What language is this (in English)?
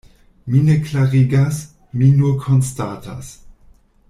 Esperanto